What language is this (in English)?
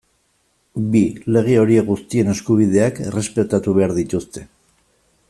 Basque